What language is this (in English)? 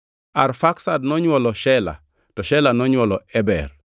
Luo (Kenya and Tanzania)